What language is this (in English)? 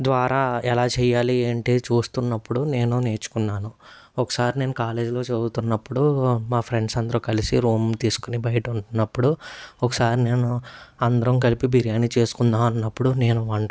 Telugu